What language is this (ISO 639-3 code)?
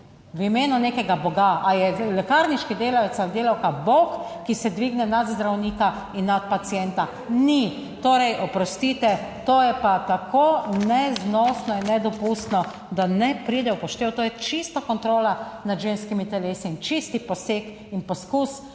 slv